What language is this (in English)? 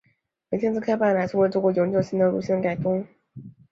Chinese